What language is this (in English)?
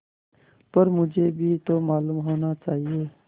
Hindi